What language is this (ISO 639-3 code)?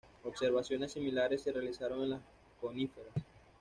spa